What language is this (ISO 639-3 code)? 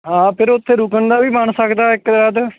pan